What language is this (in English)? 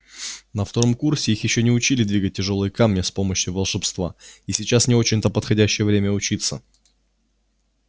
Russian